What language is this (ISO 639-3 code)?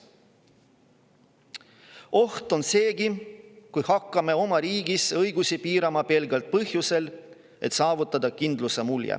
est